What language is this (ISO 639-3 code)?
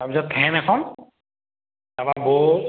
asm